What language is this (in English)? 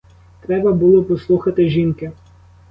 Ukrainian